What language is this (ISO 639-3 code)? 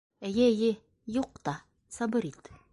bak